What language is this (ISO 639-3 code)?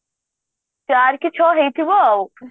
ori